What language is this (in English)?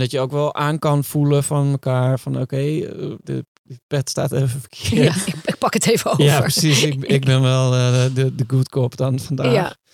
Dutch